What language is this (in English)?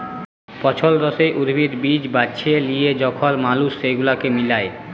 Bangla